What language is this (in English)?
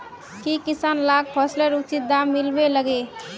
Magahi